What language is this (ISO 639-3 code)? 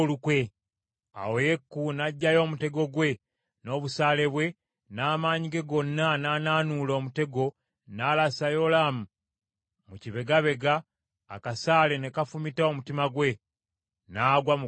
lug